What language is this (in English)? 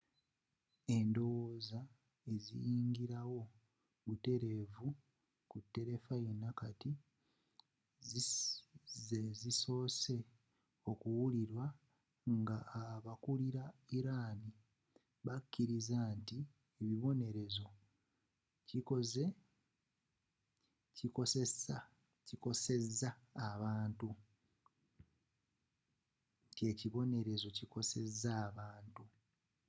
Ganda